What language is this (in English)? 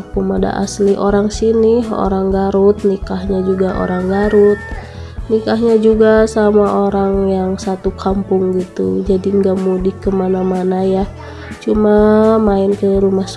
Indonesian